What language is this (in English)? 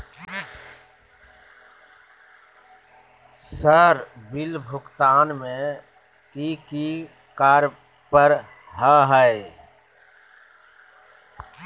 Magahi